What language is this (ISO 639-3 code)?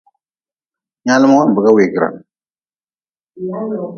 nmz